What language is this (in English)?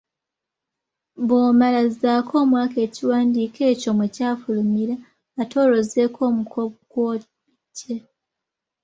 Ganda